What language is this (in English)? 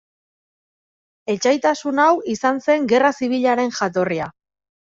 Basque